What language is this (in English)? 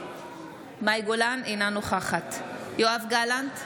Hebrew